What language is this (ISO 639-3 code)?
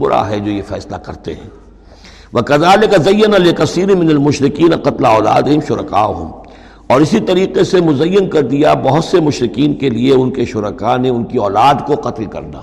urd